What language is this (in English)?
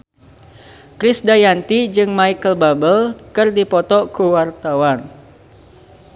Sundanese